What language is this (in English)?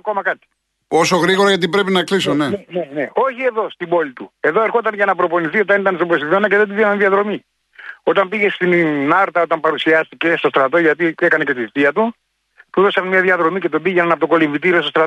Greek